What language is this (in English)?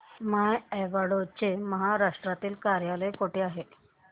Marathi